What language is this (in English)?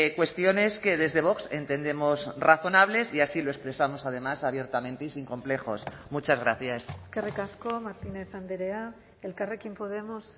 Spanish